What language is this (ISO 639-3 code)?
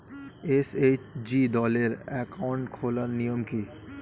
ben